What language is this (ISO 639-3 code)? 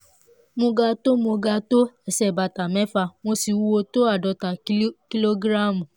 yor